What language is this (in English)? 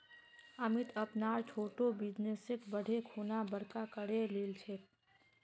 Magahi